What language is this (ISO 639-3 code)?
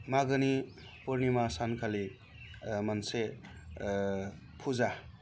brx